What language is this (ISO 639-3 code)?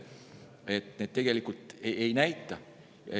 est